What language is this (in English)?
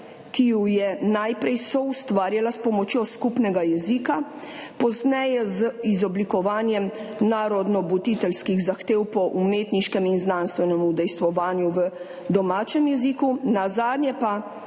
Slovenian